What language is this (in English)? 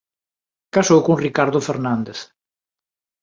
Galician